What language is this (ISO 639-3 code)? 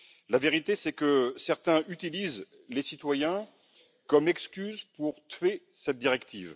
fra